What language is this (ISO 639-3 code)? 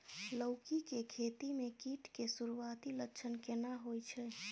mai